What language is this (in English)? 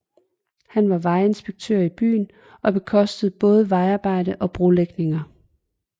Danish